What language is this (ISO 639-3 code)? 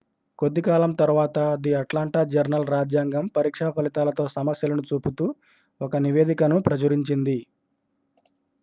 tel